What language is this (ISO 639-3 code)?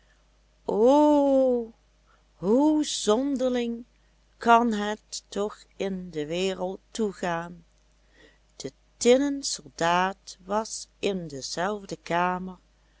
nld